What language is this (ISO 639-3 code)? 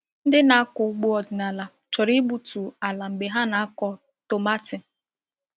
ibo